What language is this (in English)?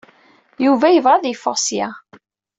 Kabyle